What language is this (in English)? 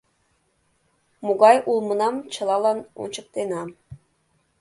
Mari